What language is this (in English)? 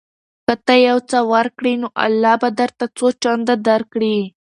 Pashto